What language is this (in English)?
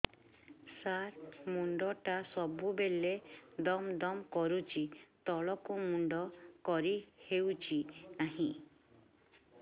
Odia